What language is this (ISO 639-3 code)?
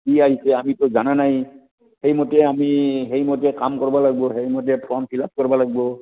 asm